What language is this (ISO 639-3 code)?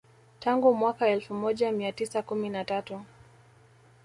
swa